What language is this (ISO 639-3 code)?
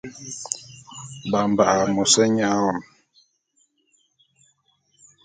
bum